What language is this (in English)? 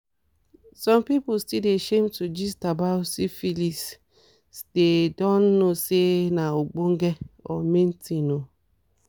Nigerian Pidgin